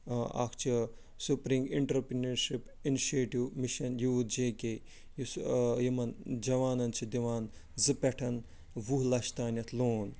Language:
Kashmiri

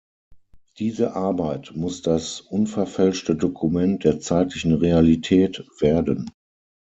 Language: German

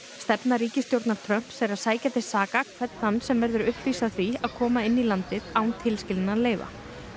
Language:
Icelandic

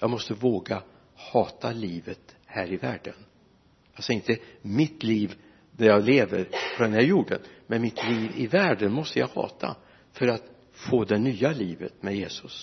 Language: Swedish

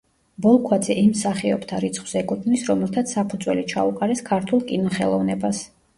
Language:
Georgian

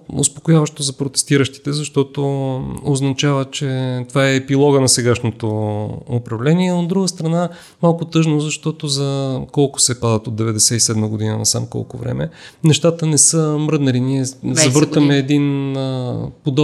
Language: Bulgarian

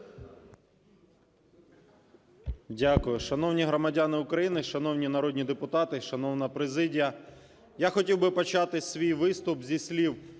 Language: Ukrainian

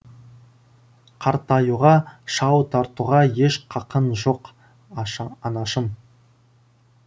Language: Kazakh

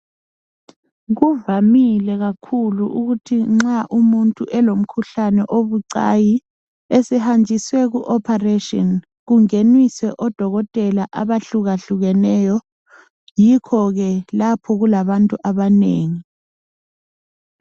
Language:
North Ndebele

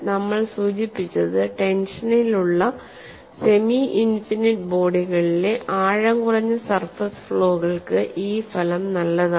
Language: Malayalam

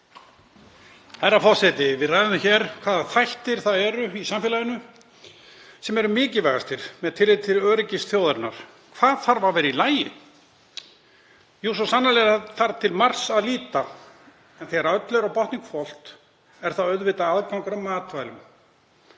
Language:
Icelandic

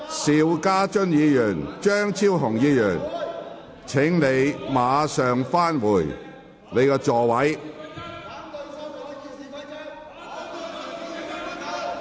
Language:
Cantonese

